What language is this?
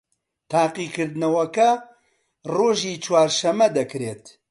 Central Kurdish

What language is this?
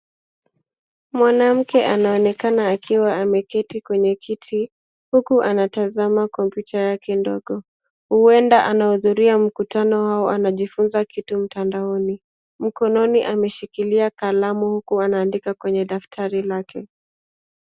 Swahili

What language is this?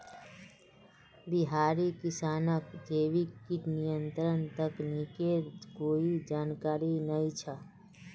Magahi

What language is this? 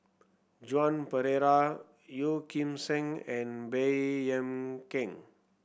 English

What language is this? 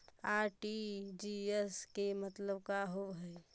Magahi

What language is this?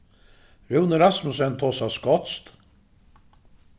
Faroese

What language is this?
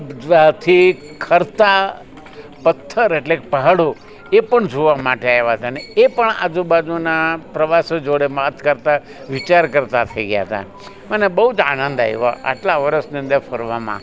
Gujarati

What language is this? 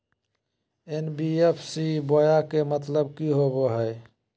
Magahi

